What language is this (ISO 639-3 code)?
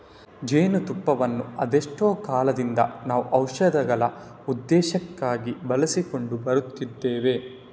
kan